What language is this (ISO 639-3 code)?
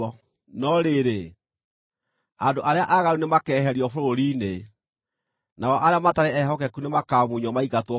kik